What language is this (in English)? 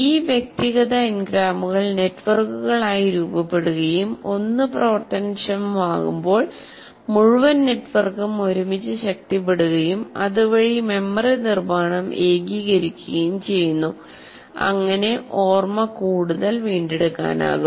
Malayalam